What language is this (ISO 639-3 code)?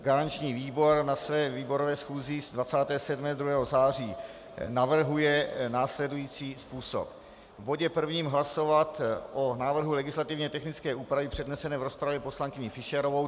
ces